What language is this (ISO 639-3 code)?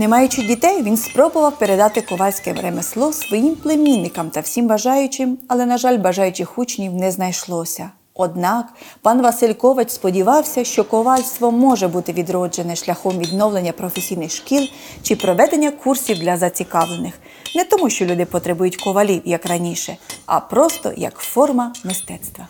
ukr